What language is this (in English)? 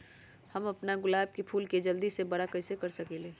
Magahi